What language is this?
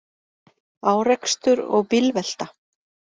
Icelandic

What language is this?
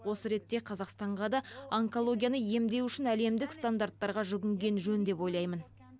Kazakh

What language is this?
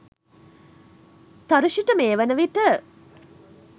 Sinhala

